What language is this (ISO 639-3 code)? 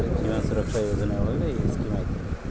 kan